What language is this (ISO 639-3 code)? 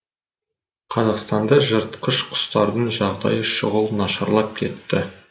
kaz